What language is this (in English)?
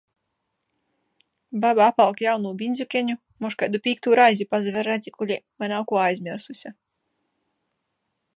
Latgalian